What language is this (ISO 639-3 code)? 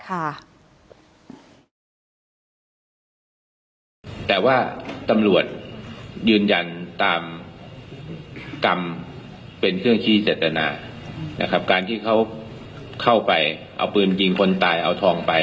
tha